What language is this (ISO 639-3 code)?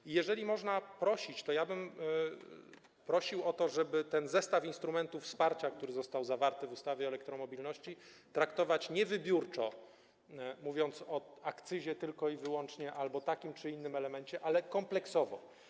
pol